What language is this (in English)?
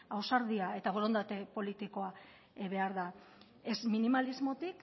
Basque